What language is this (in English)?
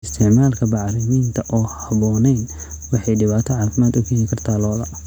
Somali